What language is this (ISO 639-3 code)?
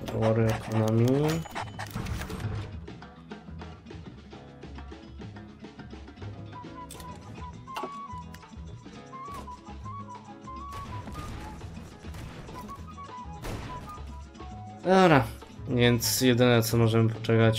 pol